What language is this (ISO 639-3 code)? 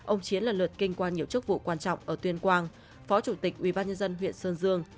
vie